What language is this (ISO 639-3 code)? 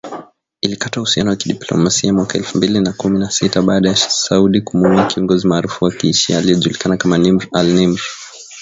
swa